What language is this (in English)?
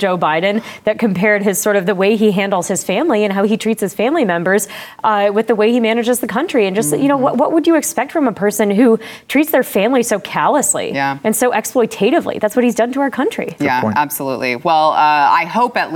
English